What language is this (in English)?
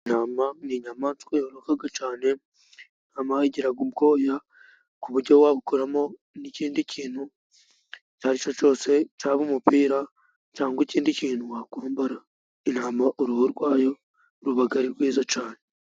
Kinyarwanda